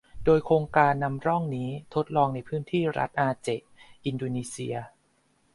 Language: Thai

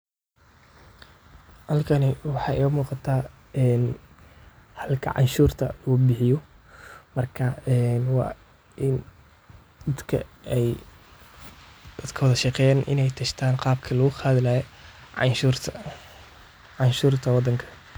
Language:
Somali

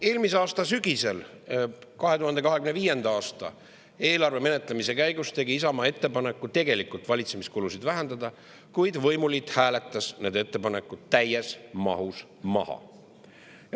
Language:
Estonian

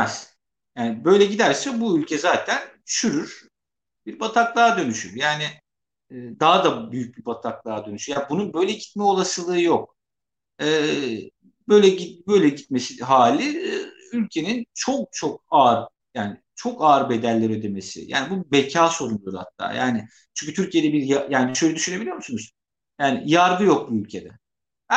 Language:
Turkish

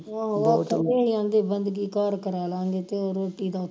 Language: Punjabi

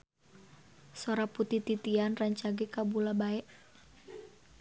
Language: Sundanese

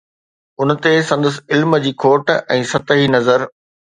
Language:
Sindhi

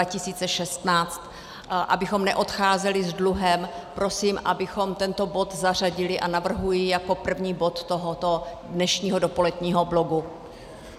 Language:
Czech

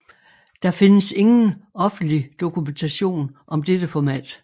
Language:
Danish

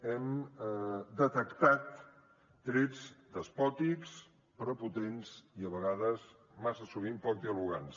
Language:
Catalan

